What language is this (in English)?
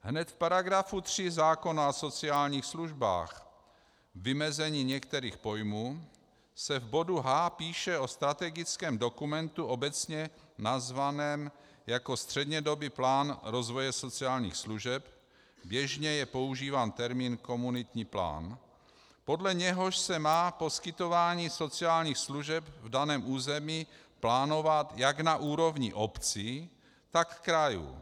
Czech